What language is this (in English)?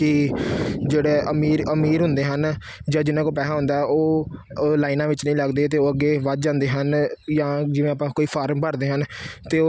Punjabi